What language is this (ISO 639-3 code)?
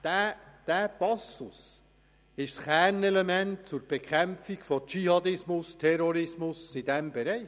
gsw